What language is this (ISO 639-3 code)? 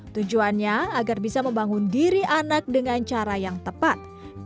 ind